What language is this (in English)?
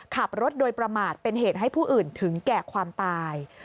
Thai